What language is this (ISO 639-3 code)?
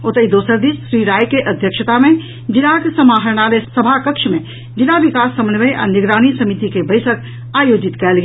mai